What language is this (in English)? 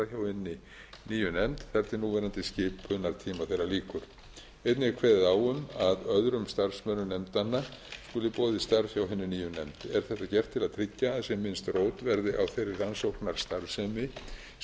Icelandic